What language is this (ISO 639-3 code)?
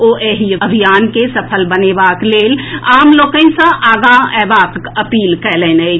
mai